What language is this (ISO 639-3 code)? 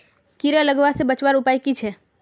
mag